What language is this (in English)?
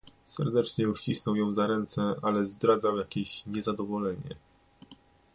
Polish